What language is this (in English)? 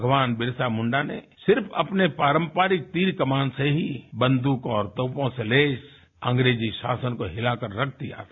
Hindi